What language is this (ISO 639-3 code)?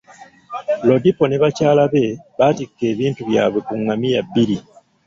lug